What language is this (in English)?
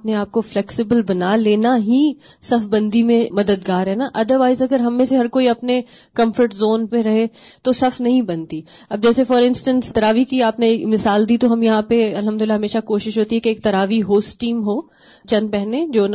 Urdu